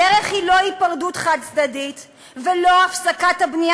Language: Hebrew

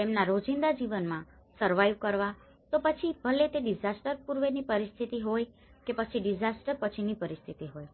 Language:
Gujarati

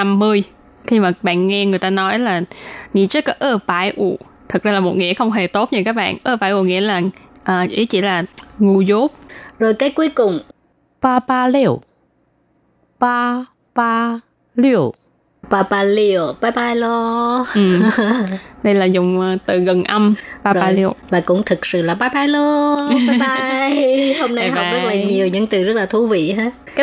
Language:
Vietnamese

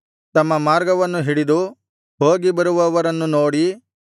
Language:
Kannada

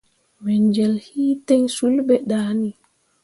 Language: Mundang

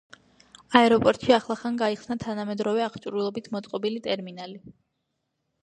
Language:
Georgian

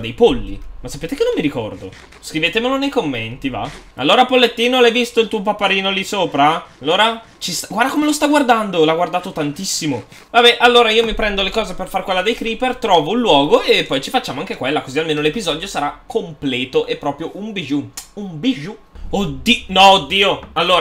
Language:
Italian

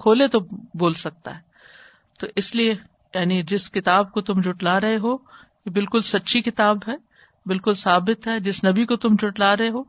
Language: Urdu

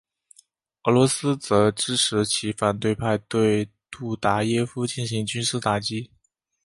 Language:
Chinese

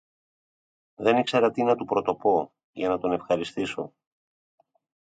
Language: Greek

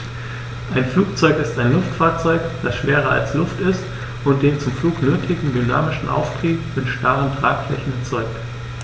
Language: German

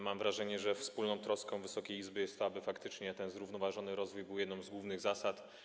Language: Polish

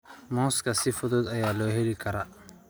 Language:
Somali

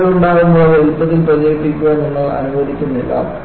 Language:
Malayalam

